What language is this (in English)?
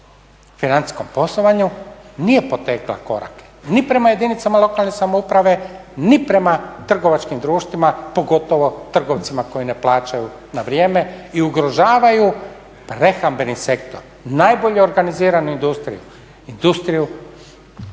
Croatian